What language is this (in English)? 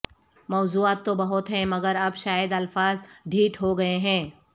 Urdu